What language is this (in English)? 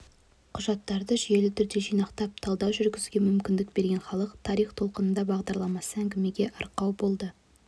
Kazakh